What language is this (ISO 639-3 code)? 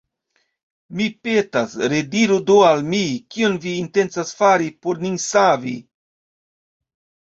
epo